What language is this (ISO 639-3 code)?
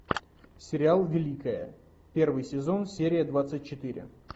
rus